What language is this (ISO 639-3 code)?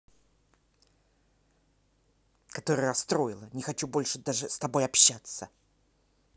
rus